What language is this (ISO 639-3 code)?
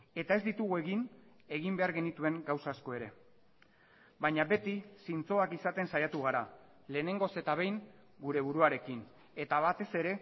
eus